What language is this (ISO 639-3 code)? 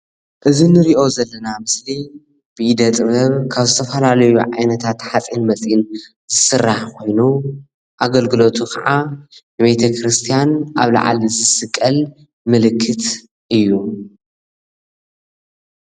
tir